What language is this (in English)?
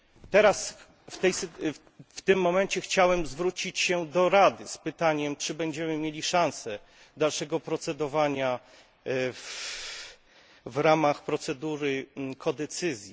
Polish